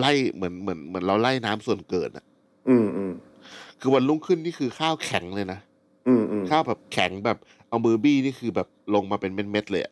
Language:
Thai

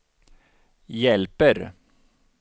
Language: Swedish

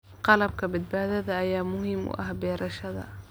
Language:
Somali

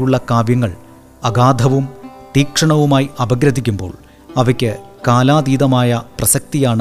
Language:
Malayalam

